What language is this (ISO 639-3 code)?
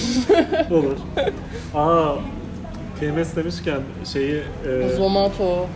tur